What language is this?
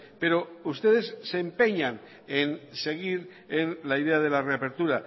Spanish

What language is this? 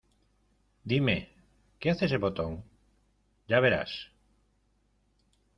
Spanish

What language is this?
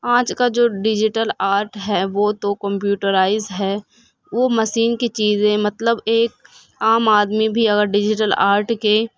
Urdu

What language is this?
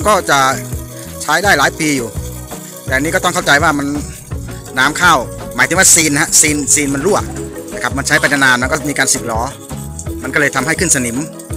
Thai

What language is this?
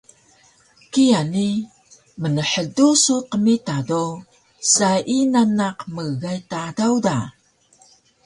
Taroko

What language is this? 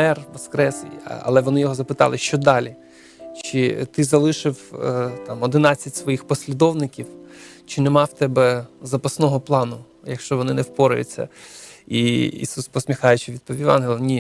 Ukrainian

